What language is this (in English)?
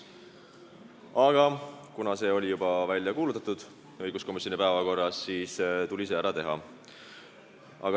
Estonian